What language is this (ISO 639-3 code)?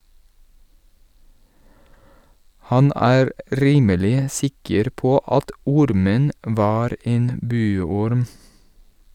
nor